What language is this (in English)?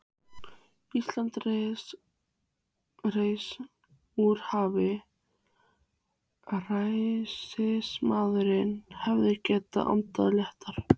Icelandic